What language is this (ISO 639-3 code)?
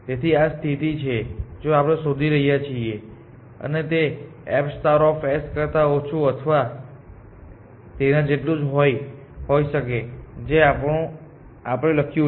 guj